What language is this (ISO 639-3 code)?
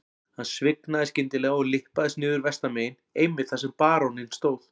isl